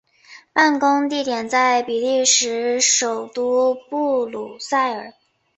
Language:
Chinese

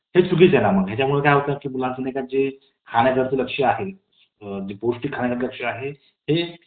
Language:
Marathi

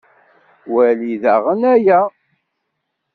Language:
Kabyle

